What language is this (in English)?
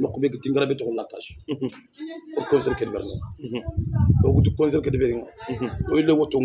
Arabic